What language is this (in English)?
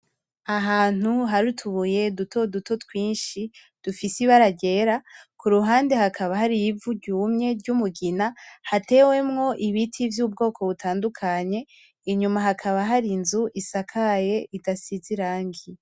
Rundi